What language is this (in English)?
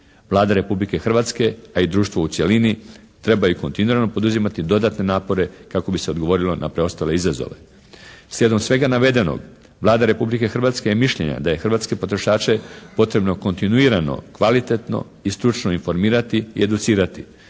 Croatian